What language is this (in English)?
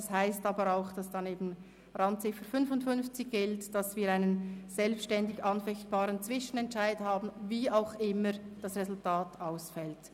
Swiss German